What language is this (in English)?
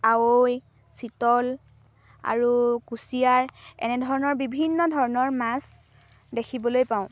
Assamese